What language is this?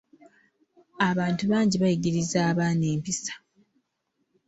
Ganda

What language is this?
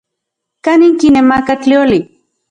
Central Puebla Nahuatl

